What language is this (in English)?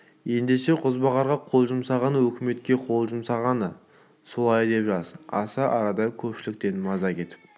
Kazakh